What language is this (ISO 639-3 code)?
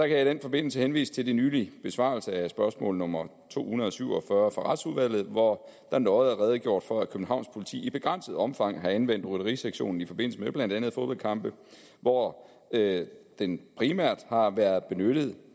dan